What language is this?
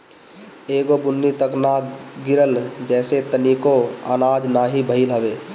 Bhojpuri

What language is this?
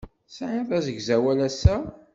Kabyle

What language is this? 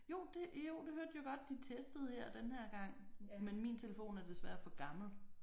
Danish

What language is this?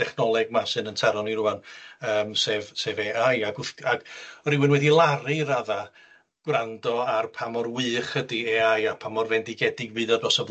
Welsh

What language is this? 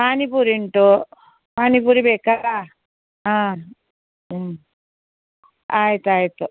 Kannada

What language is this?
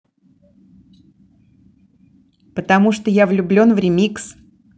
Russian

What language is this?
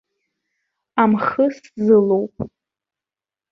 Abkhazian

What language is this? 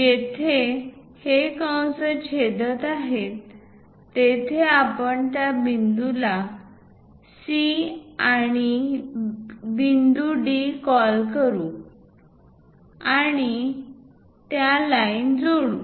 Marathi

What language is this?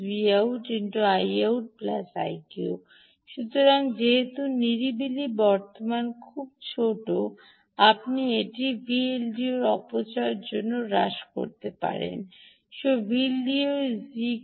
Bangla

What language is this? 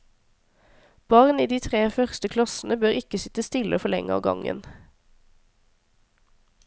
Norwegian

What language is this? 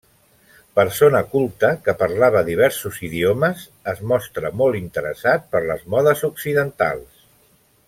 Catalan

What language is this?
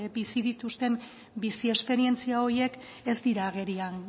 Basque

